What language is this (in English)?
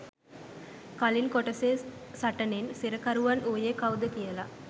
Sinhala